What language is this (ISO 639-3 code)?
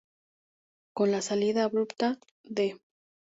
spa